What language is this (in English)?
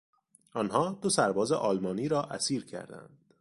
Persian